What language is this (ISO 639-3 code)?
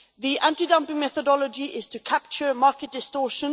eng